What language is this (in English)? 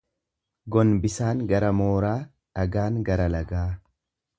Oromo